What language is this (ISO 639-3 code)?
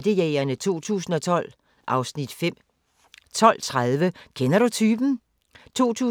dan